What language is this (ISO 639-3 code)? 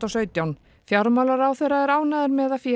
isl